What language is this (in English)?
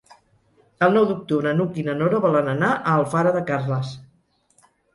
Catalan